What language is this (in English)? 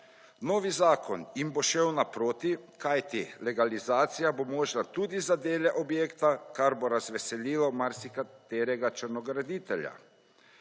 Slovenian